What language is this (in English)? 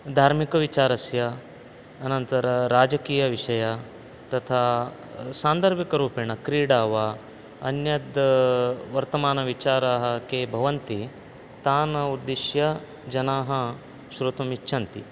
Sanskrit